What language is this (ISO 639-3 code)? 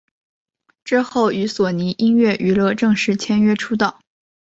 zho